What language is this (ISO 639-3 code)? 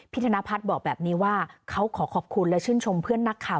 tha